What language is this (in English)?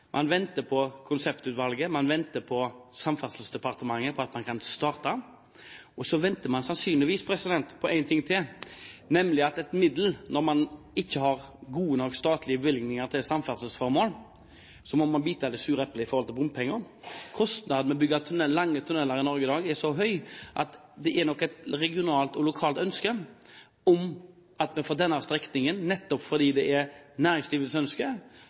Norwegian Bokmål